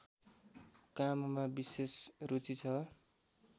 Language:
Nepali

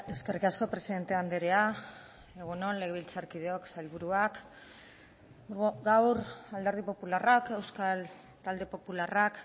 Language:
Basque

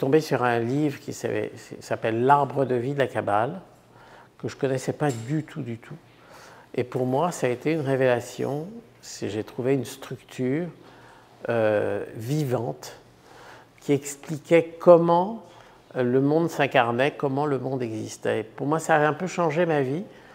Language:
French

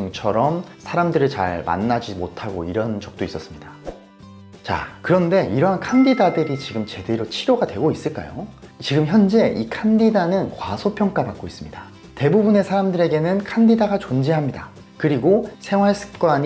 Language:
Korean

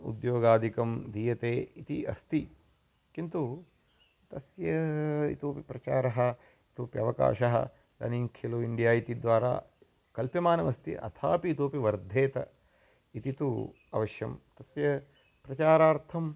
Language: Sanskrit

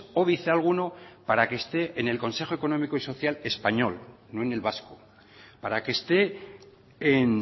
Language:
Spanish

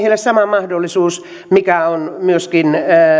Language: Finnish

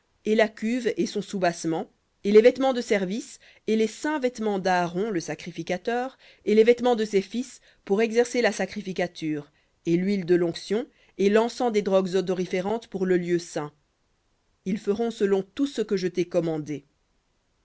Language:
French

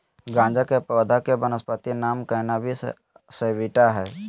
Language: Magahi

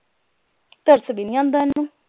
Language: Punjabi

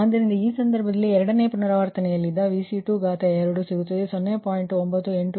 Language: Kannada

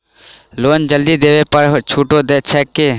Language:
Maithili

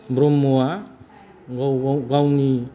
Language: Bodo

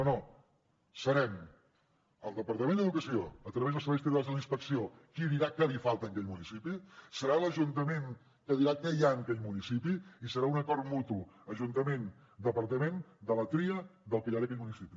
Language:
Catalan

